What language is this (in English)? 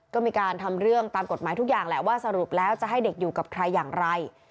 Thai